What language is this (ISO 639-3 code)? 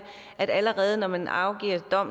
dan